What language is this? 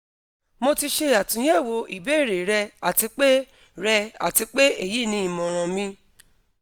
Yoruba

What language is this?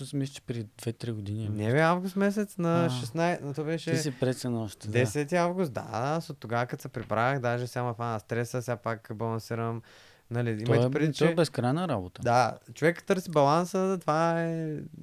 Bulgarian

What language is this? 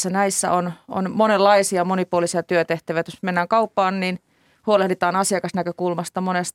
Finnish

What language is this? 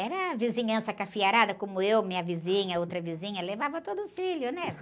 Portuguese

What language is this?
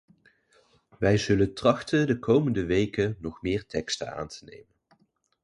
Dutch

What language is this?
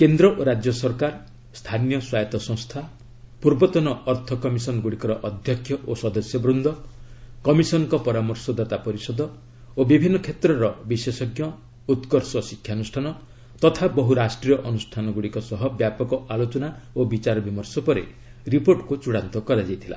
Odia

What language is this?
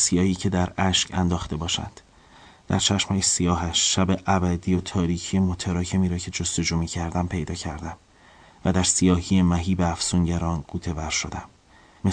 Persian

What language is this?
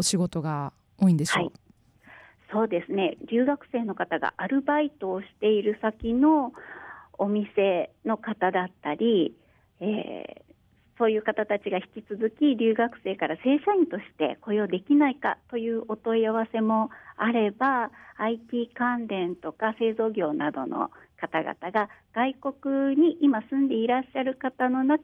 Japanese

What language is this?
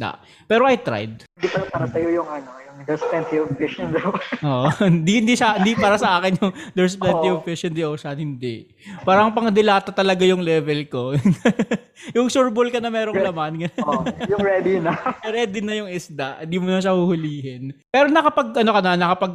Filipino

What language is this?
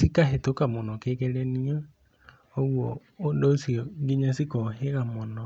Kikuyu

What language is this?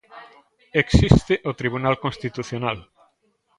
Galician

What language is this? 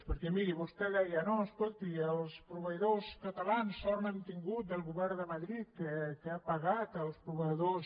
Catalan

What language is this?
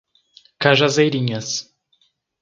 Portuguese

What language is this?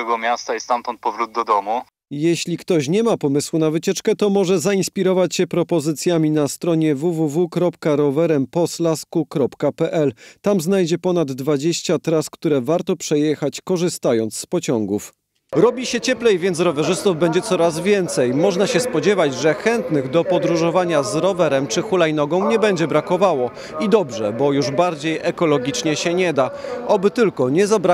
Polish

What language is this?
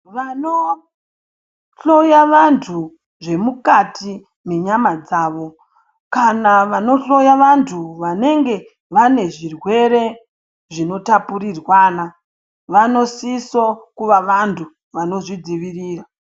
Ndau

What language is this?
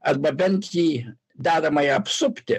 Lithuanian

